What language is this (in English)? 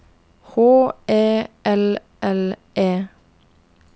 Norwegian